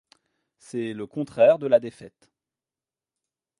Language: French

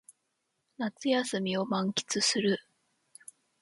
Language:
Japanese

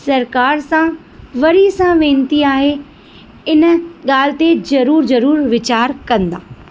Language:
Sindhi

